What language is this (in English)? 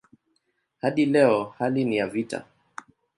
Swahili